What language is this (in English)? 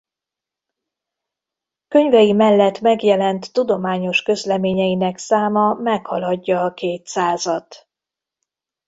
Hungarian